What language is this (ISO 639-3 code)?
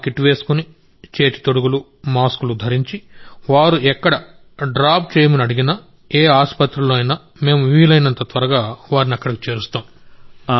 tel